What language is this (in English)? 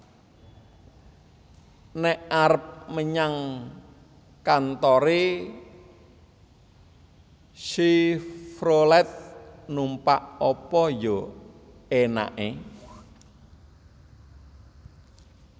Javanese